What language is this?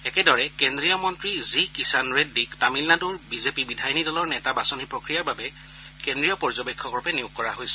Assamese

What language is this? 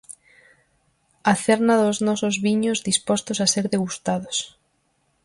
Galician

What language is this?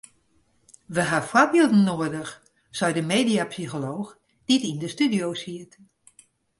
Western Frisian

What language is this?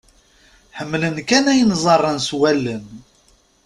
Kabyle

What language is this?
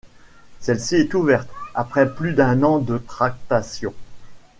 French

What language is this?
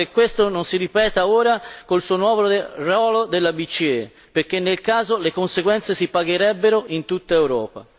Italian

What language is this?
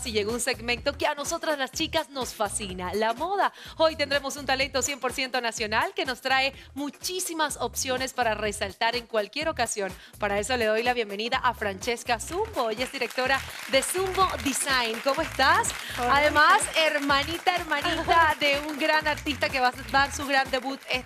Spanish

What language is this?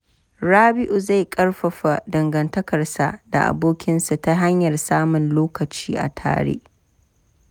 Hausa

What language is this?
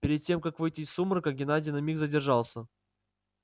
Russian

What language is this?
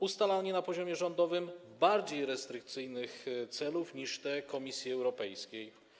Polish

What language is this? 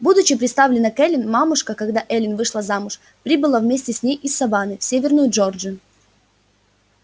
Russian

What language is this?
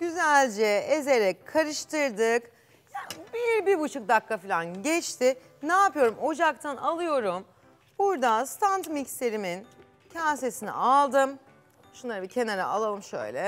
Turkish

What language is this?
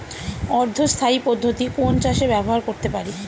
Bangla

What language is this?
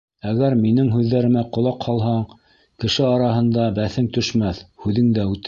Bashkir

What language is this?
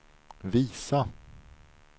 Swedish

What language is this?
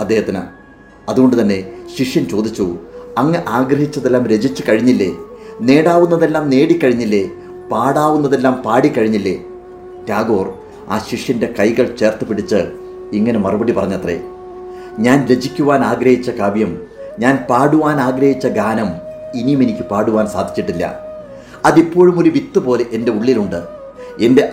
Malayalam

